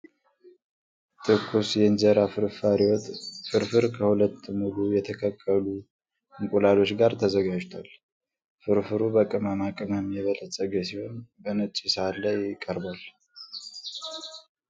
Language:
Amharic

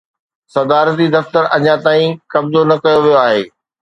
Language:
Sindhi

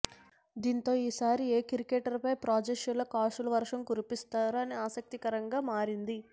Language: Telugu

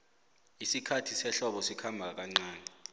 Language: South Ndebele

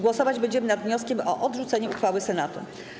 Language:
Polish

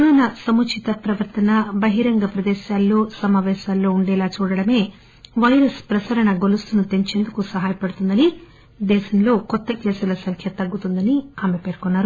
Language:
Telugu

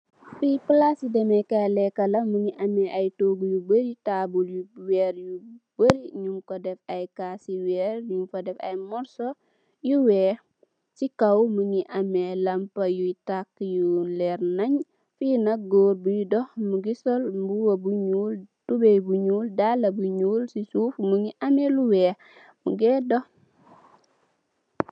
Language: Wolof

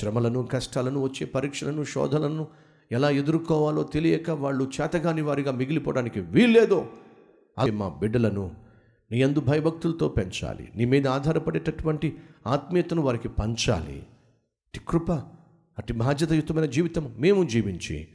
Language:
Telugu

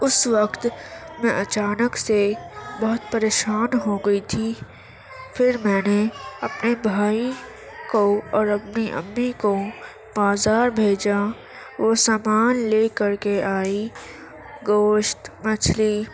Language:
Urdu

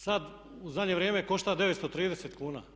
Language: Croatian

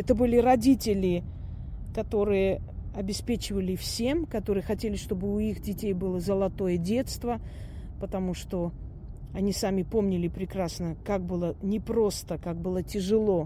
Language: Russian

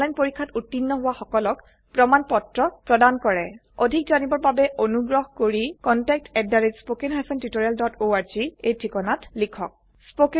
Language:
Assamese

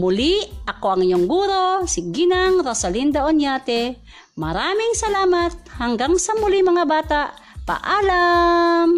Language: Filipino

